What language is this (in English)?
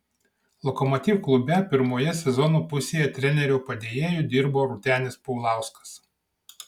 Lithuanian